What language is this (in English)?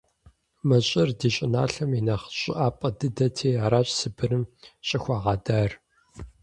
Kabardian